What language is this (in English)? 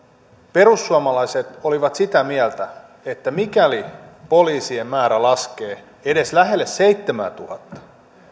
Finnish